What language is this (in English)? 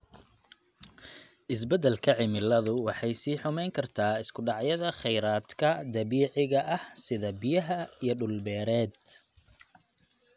Somali